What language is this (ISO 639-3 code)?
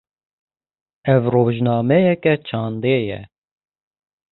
kur